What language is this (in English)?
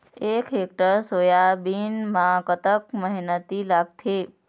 Chhattisgarhi